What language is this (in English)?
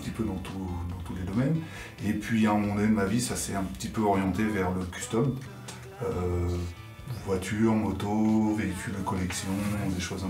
French